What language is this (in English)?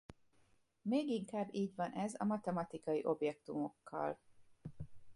Hungarian